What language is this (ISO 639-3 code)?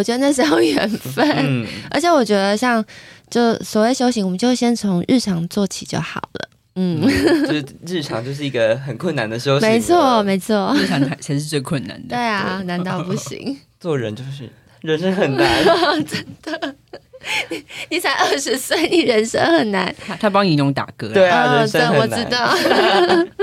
zho